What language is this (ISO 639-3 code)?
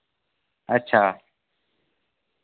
doi